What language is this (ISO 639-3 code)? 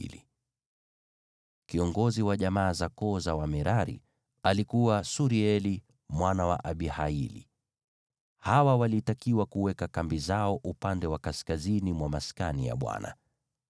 swa